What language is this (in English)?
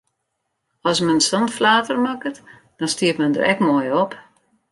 Western Frisian